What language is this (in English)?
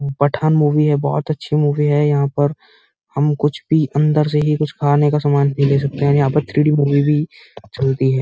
Hindi